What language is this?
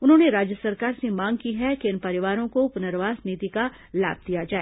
Hindi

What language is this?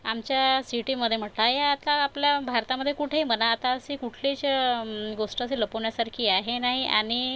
Marathi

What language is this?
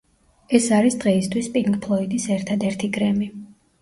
Georgian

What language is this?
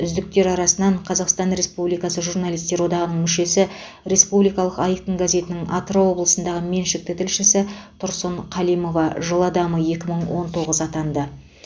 Kazakh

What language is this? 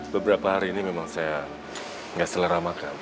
Indonesian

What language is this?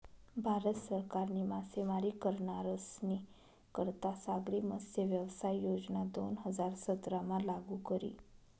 Marathi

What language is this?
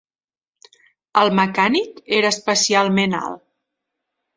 Catalan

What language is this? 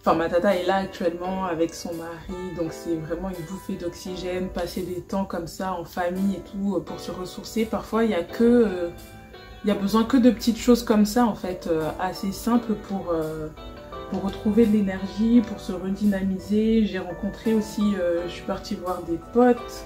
French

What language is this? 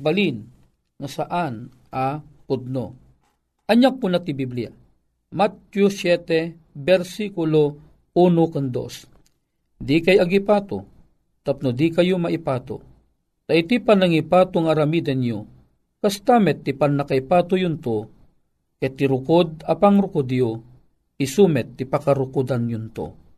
Filipino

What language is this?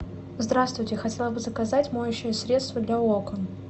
Russian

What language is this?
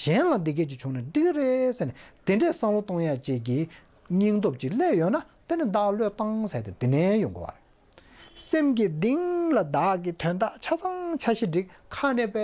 Korean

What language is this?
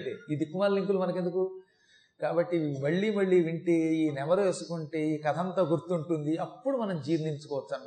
Telugu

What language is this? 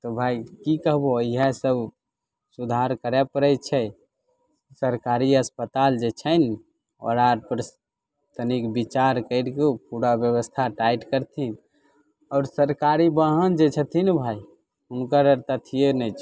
Maithili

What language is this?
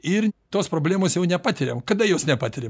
Lithuanian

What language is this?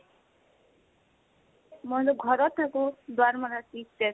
Assamese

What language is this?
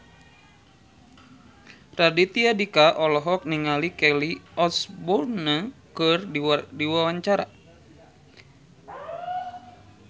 Sundanese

